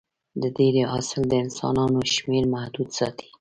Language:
Pashto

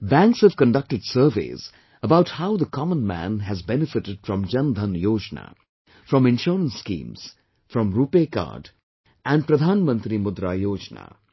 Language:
English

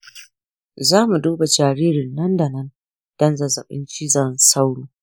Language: Hausa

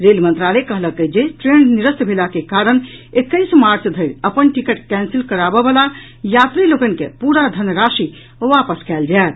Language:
Maithili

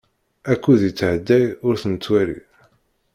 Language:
Kabyle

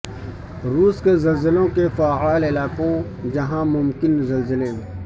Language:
Urdu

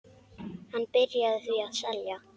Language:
Icelandic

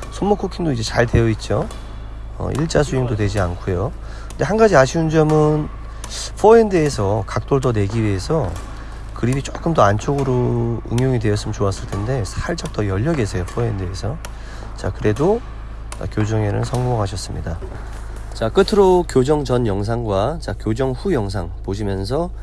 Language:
Korean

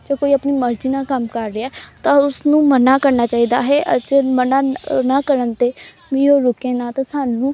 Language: Punjabi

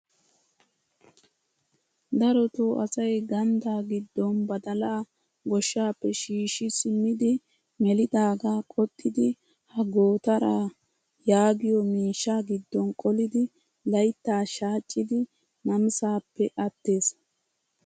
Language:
Wolaytta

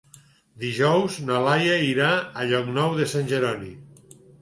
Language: Catalan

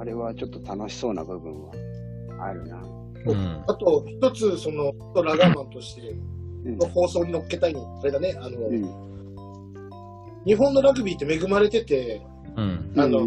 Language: Japanese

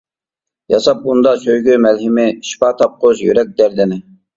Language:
Uyghur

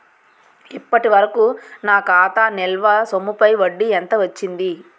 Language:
Telugu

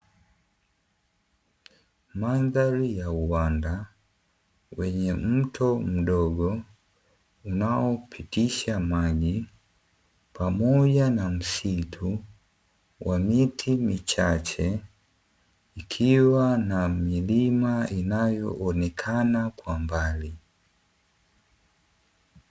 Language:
Swahili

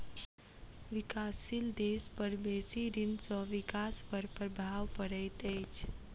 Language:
Maithili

